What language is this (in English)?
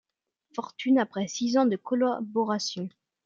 French